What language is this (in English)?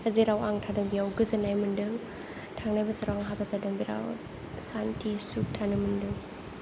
Bodo